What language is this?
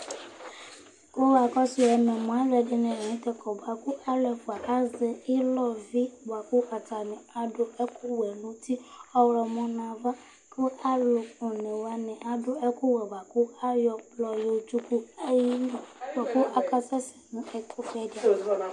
Ikposo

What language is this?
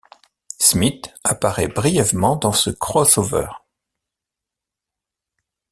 French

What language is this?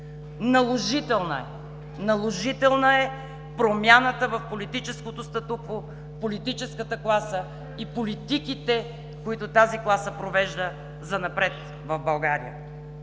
Bulgarian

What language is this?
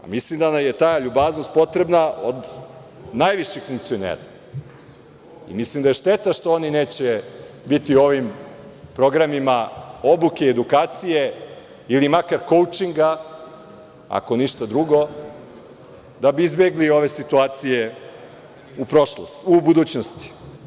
Serbian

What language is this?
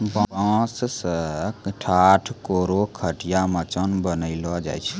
Maithili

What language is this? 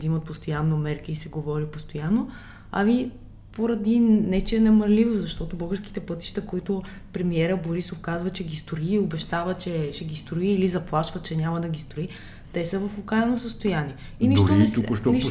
Bulgarian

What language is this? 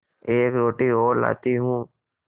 Hindi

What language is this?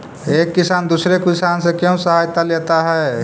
Magahi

